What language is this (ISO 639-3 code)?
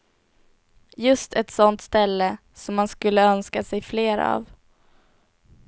swe